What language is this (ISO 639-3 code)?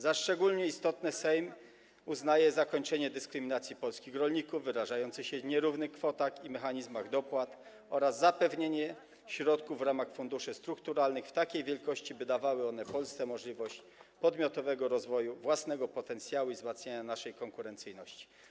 pol